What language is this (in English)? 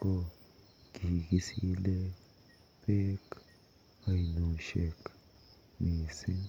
Kalenjin